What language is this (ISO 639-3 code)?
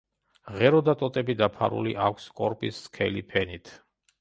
kat